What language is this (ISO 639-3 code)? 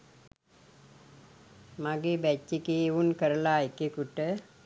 sin